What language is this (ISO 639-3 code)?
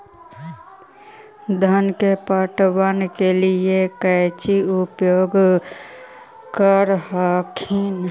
mag